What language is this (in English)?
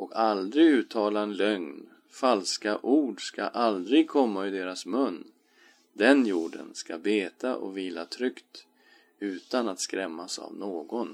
Swedish